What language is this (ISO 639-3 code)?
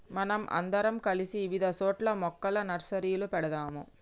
tel